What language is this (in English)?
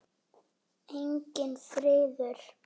Icelandic